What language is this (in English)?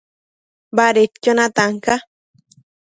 Matsés